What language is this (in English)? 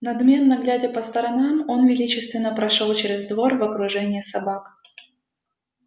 Russian